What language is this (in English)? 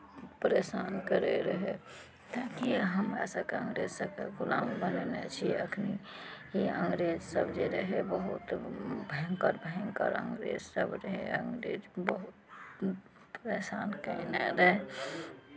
Maithili